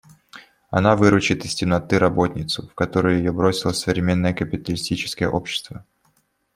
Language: Russian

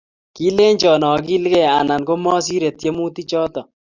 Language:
Kalenjin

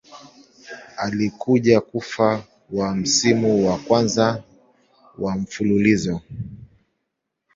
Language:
Swahili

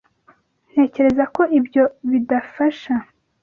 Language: Kinyarwanda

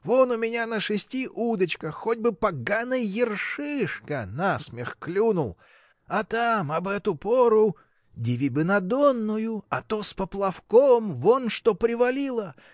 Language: Russian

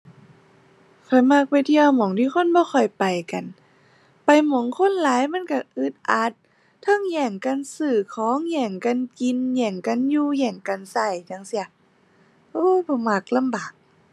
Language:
Thai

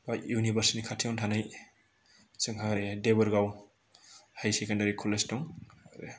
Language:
Bodo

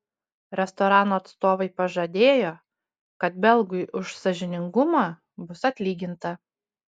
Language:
Lithuanian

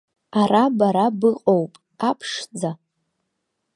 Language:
Abkhazian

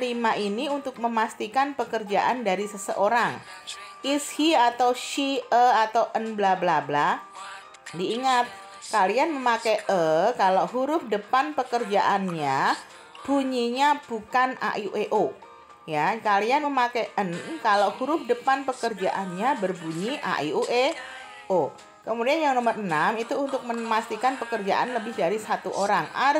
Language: Indonesian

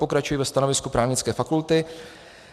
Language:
Czech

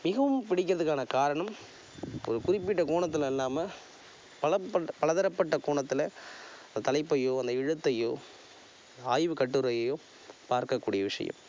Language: Tamil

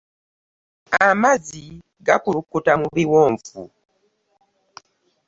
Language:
Ganda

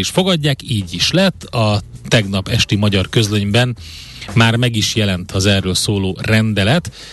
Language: Hungarian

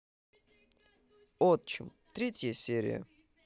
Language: Russian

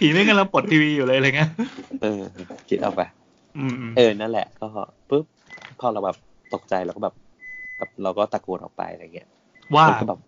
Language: Thai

